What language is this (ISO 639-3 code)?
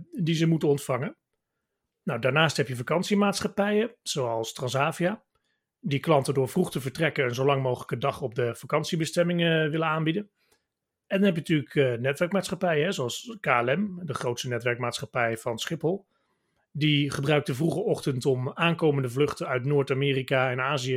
nld